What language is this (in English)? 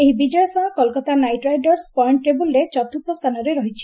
Odia